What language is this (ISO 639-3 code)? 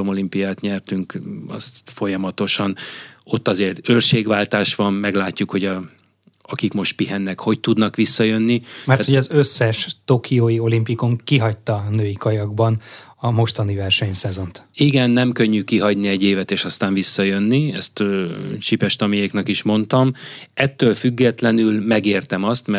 hun